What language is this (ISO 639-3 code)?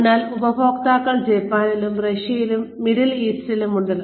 mal